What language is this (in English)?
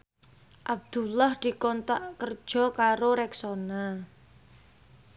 Javanese